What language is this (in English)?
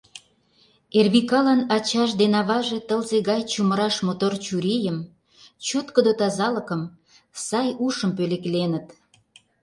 Mari